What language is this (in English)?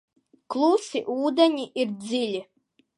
Latvian